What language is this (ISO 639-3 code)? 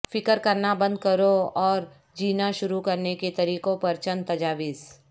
urd